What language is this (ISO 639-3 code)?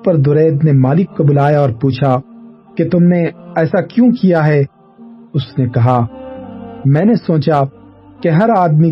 urd